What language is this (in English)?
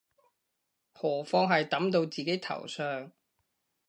Cantonese